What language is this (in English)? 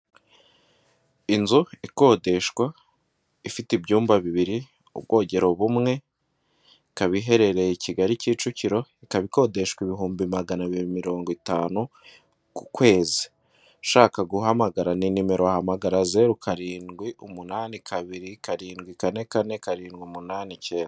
Kinyarwanda